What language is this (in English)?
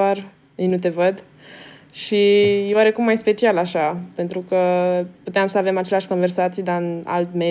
Romanian